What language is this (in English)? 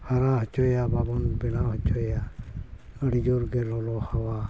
Santali